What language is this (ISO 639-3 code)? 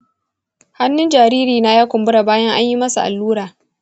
hau